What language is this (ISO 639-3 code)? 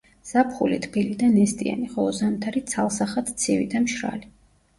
kat